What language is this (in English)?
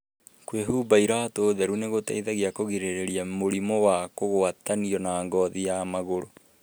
Kikuyu